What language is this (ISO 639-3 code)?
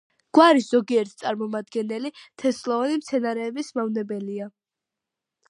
kat